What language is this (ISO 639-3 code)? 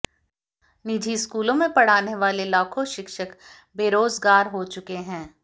hin